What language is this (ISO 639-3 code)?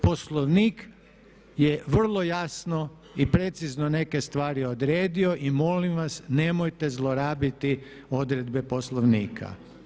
hrv